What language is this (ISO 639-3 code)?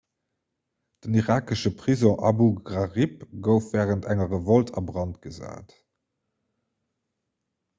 ltz